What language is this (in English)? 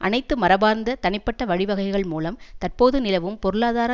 Tamil